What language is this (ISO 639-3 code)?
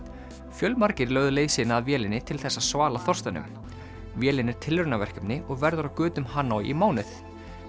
isl